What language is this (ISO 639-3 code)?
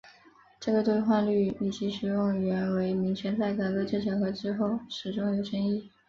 zho